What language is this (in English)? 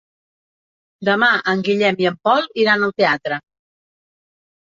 Catalan